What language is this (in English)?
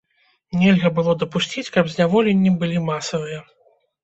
Belarusian